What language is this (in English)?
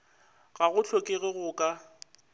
Northern Sotho